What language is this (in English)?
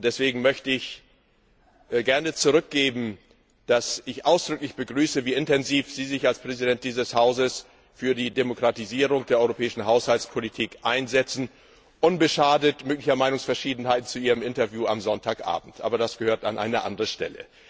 German